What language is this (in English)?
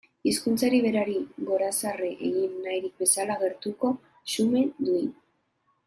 Basque